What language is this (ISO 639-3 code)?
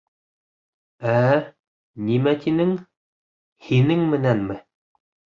bak